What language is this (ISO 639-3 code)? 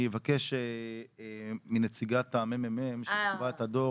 heb